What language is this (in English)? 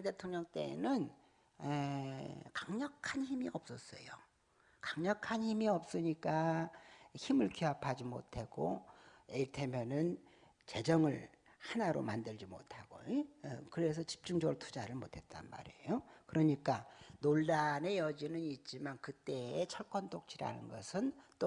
Korean